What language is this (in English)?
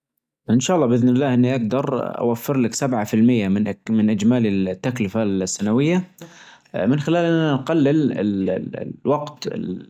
Najdi Arabic